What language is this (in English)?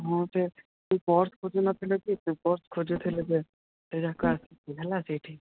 Odia